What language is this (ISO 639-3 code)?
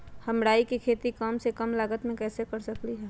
mag